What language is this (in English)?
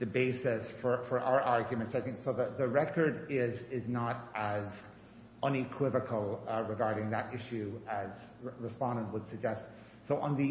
English